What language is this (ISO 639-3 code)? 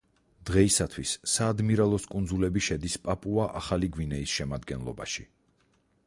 kat